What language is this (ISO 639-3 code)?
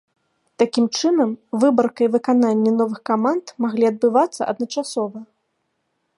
bel